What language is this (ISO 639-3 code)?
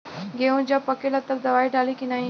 bho